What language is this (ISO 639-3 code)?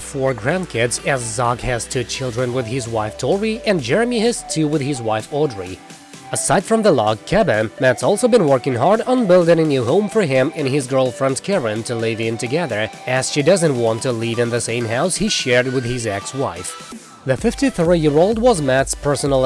eng